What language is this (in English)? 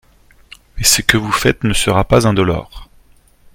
French